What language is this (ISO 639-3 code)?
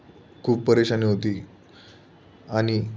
mar